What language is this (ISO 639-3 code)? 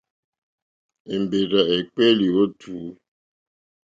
bri